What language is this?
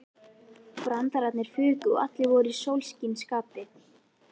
Icelandic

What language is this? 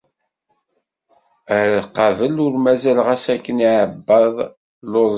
Kabyle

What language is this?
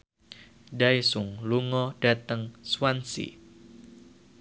Javanese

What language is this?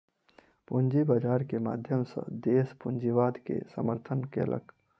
Maithili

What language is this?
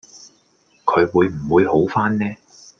Cantonese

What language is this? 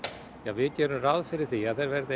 Icelandic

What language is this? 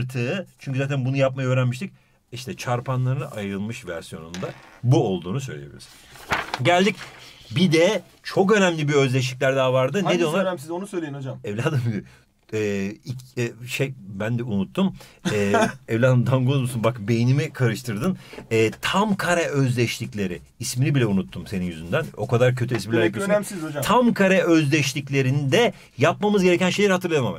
Turkish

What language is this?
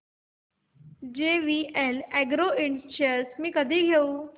Marathi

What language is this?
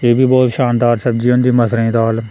Dogri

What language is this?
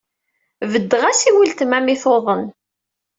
Kabyle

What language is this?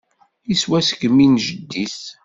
Kabyle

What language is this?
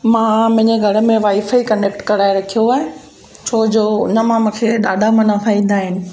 Sindhi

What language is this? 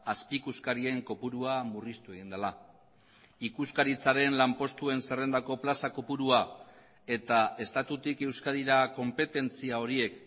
Basque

